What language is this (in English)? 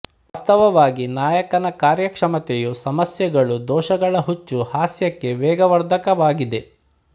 Kannada